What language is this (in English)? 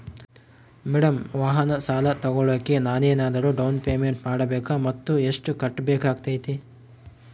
Kannada